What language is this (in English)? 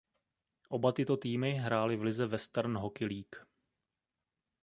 Czech